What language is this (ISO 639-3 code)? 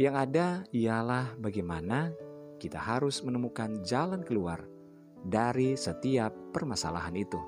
ind